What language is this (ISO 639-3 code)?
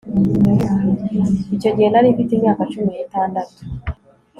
kin